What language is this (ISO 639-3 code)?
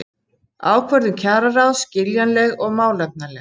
isl